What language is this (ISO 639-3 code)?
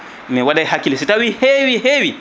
ful